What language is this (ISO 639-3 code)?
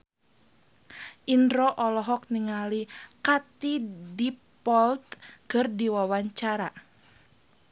sun